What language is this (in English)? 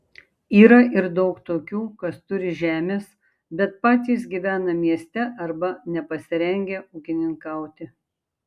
Lithuanian